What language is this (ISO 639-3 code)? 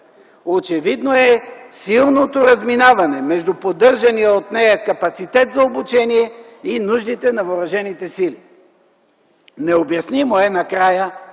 bul